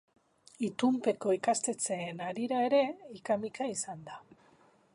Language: Basque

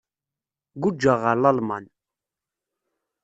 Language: Kabyle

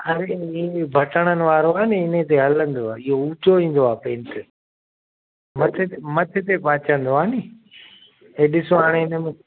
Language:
Sindhi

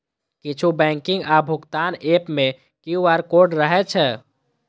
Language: Maithili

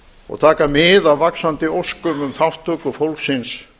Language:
Icelandic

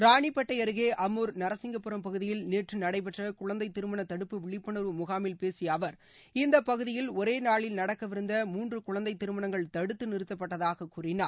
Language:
Tamil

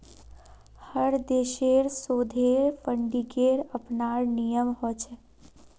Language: Magahi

